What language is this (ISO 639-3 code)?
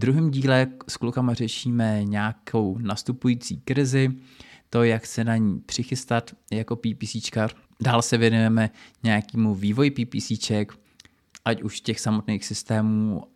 ces